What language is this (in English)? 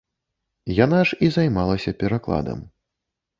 Belarusian